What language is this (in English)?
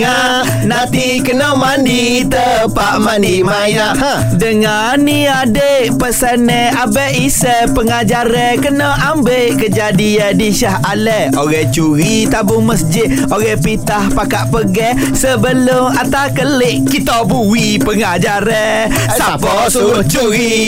Malay